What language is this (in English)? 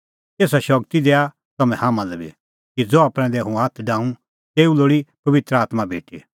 Kullu Pahari